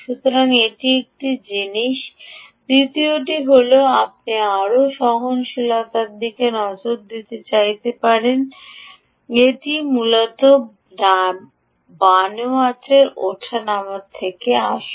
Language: Bangla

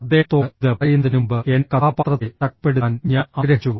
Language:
Malayalam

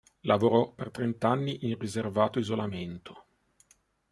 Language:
Italian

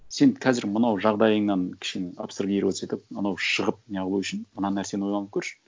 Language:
Kazakh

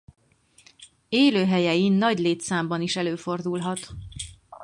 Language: Hungarian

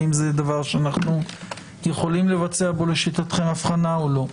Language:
Hebrew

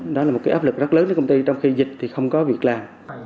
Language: Vietnamese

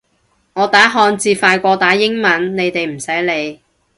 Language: Cantonese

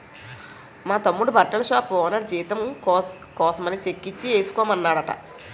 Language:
Telugu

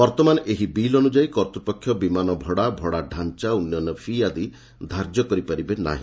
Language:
Odia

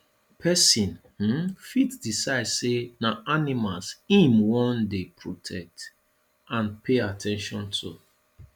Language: Nigerian Pidgin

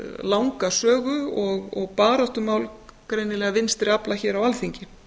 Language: Icelandic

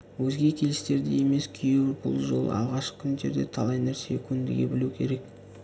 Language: Kazakh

